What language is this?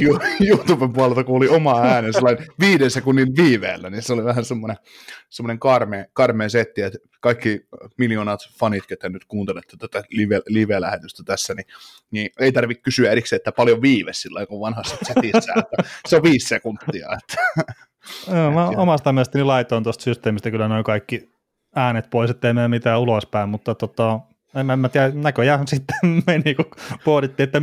Finnish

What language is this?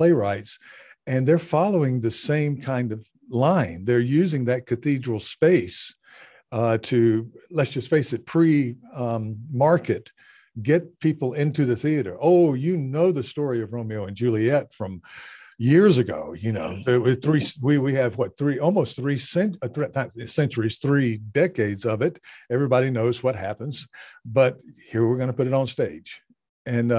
English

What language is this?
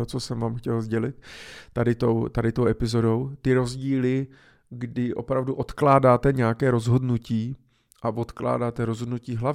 Czech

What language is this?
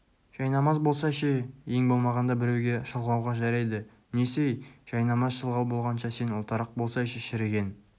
Kazakh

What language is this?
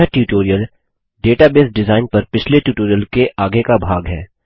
Hindi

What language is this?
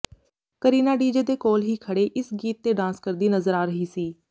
Punjabi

